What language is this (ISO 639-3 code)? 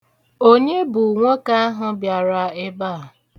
ibo